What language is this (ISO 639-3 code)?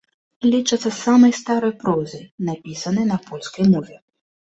bel